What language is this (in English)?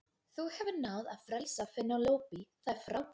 Icelandic